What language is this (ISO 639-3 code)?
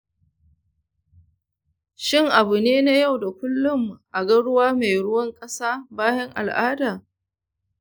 hau